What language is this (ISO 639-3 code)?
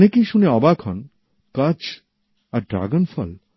ben